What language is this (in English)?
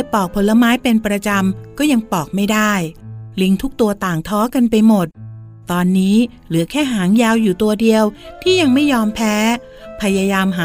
Thai